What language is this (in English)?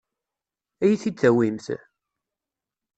Kabyle